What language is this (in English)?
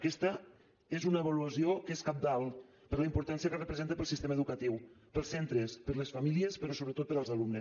Catalan